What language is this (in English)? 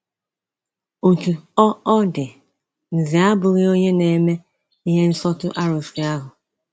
Igbo